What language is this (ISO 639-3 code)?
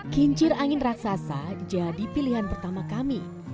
ind